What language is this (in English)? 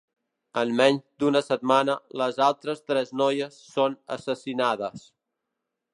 Catalan